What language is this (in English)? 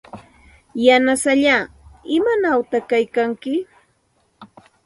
Santa Ana de Tusi Pasco Quechua